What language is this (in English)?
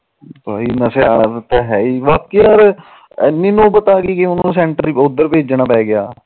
Punjabi